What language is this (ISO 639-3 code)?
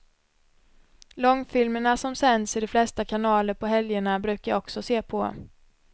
swe